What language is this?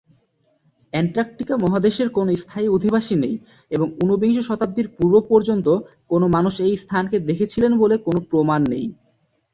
Bangla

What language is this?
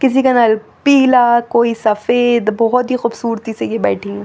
Hindi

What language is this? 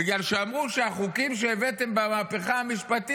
Hebrew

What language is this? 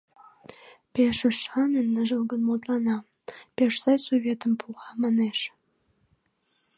Mari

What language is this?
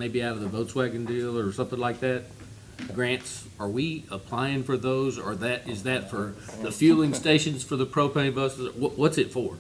English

